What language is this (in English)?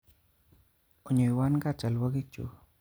Kalenjin